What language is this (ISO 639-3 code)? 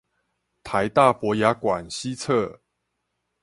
zho